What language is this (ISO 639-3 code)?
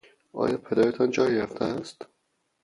fas